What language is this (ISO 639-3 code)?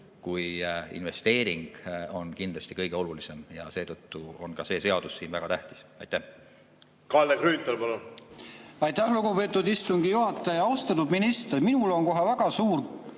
est